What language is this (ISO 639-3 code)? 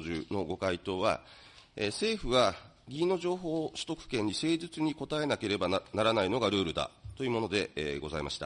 jpn